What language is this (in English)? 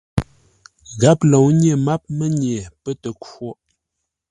Ngombale